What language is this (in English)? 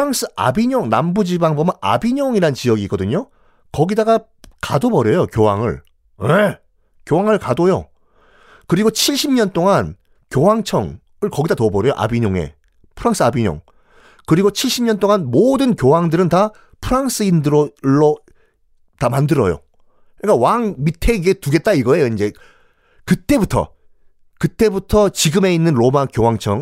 Korean